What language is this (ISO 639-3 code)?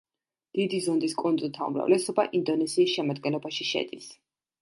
kat